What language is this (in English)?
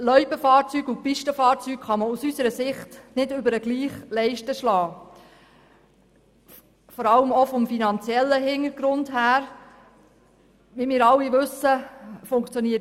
Swiss German